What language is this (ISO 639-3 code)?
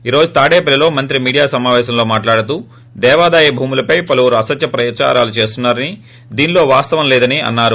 tel